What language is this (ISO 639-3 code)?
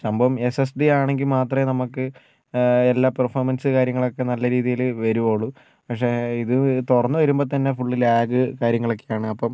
mal